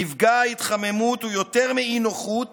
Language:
Hebrew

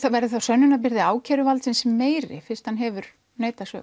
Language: Icelandic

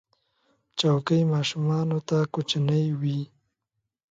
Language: Pashto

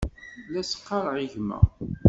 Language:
Kabyle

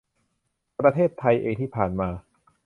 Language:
Thai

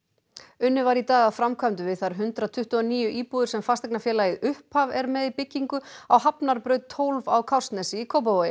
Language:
Icelandic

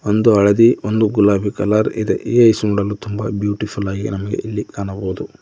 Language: Kannada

